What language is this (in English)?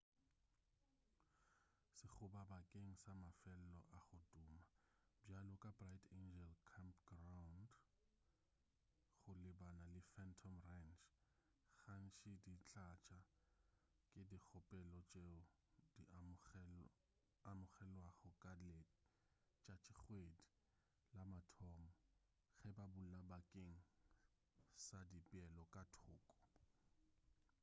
Northern Sotho